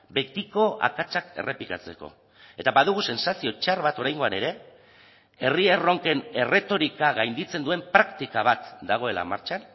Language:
Basque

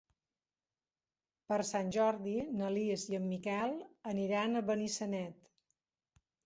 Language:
Catalan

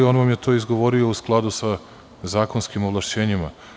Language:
Serbian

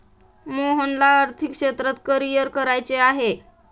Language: Marathi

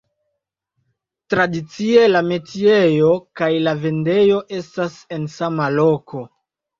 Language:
Esperanto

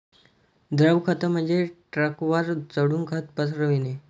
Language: Marathi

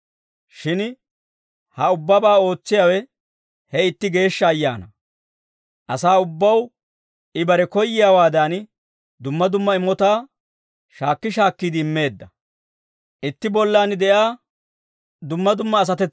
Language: Dawro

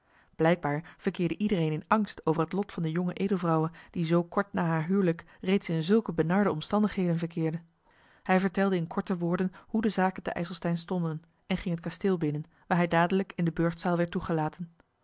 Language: Dutch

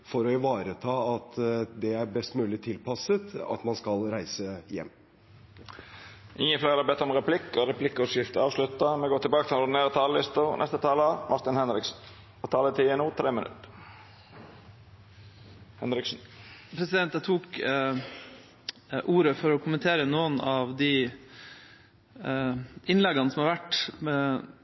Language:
Norwegian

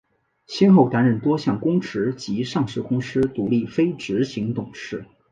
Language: Chinese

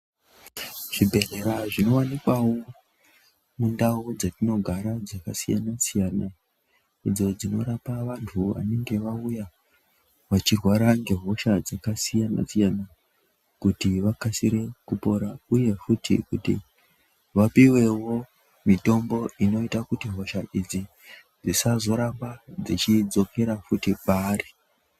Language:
Ndau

